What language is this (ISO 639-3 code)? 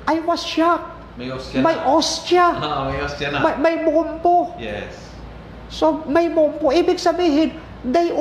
fil